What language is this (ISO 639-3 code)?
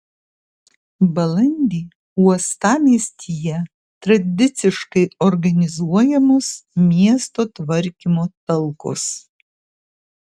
lit